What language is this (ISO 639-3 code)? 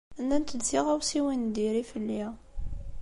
kab